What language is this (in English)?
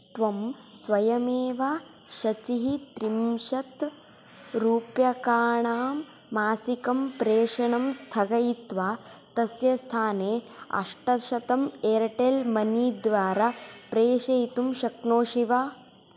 Sanskrit